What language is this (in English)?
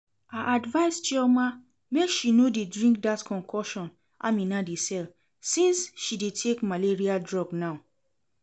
Nigerian Pidgin